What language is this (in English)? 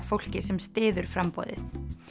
Icelandic